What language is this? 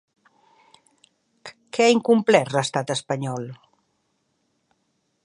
Catalan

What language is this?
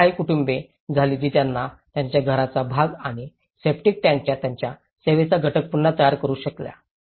Marathi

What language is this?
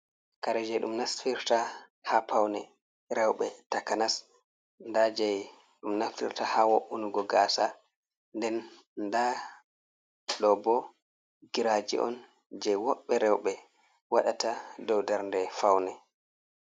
Fula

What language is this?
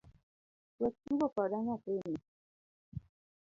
Luo (Kenya and Tanzania)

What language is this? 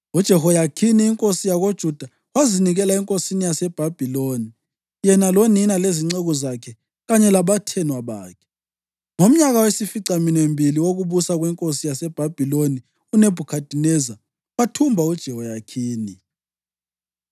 North Ndebele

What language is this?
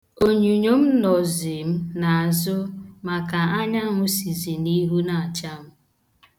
Igbo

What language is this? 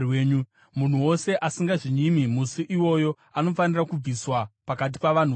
Shona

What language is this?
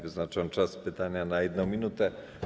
Polish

